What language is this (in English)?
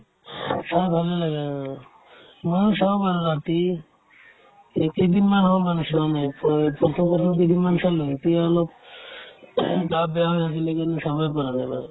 Assamese